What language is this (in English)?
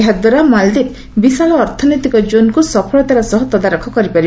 Odia